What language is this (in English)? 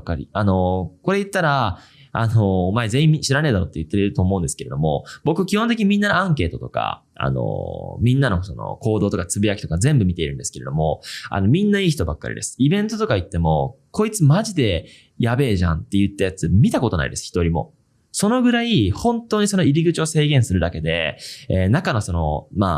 Japanese